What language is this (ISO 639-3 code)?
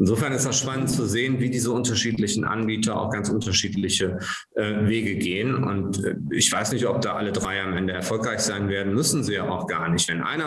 deu